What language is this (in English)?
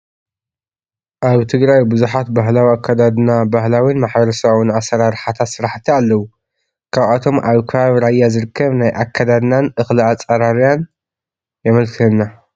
Tigrinya